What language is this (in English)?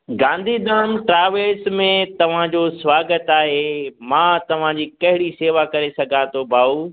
Sindhi